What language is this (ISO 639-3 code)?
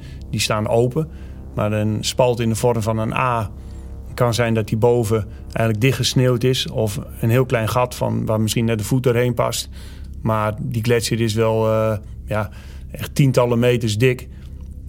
nld